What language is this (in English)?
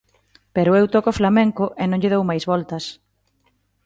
Galician